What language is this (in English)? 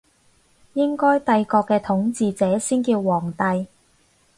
Cantonese